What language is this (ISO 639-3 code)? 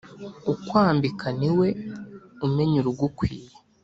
kin